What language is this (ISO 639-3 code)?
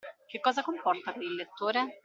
ita